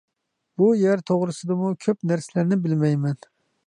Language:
Uyghur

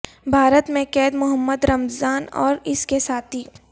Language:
Urdu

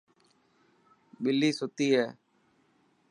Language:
Dhatki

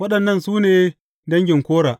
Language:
Hausa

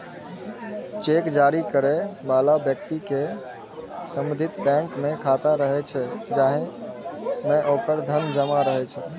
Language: Maithili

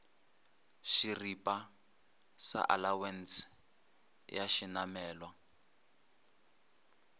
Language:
Northern Sotho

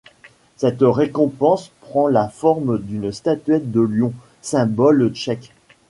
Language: French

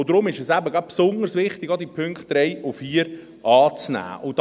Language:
Swiss German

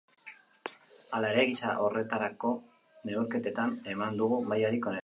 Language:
Basque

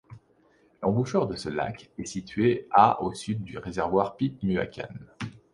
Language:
French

